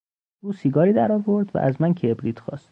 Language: Persian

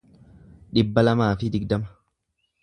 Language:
Oromo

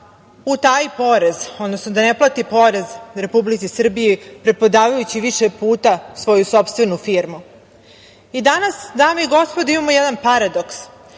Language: Serbian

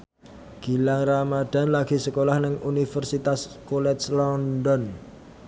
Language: Javanese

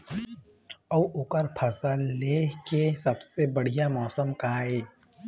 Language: Chhattisgarhi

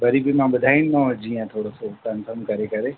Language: Sindhi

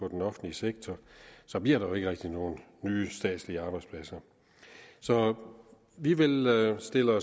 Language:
Danish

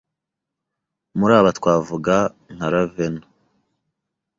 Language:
Kinyarwanda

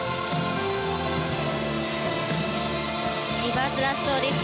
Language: Japanese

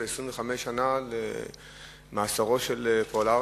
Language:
Hebrew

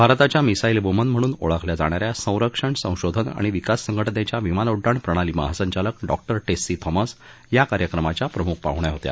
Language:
Marathi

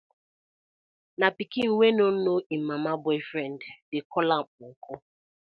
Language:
Nigerian Pidgin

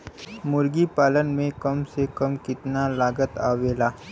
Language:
Bhojpuri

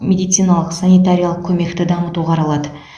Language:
Kazakh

